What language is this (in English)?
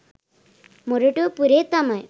Sinhala